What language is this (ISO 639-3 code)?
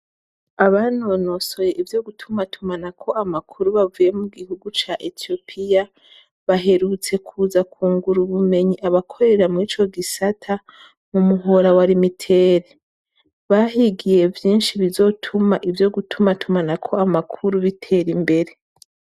run